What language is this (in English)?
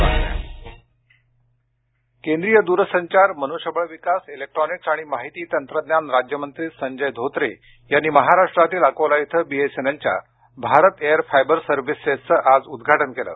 Marathi